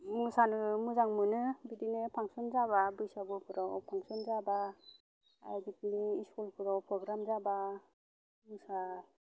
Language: Bodo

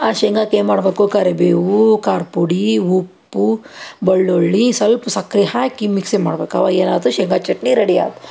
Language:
Kannada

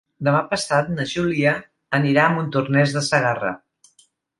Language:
Catalan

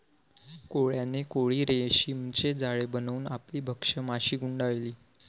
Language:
Marathi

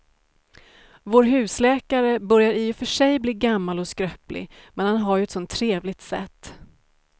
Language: Swedish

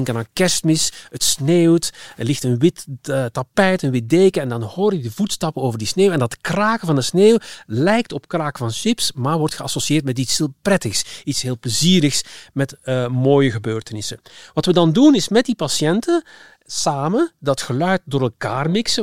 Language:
Dutch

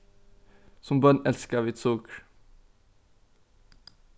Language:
Faroese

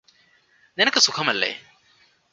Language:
Malayalam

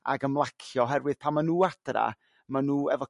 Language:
Welsh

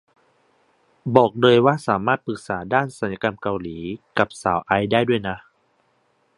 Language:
Thai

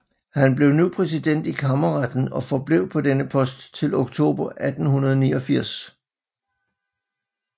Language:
Danish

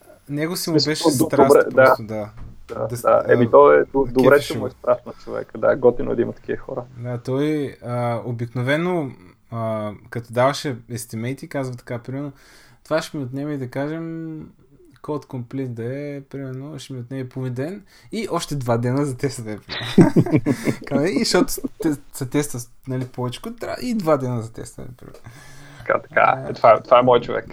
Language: Bulgarian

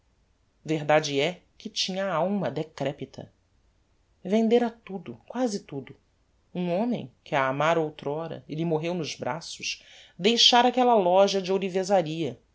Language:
Portuguese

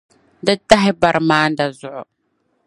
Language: Dagbani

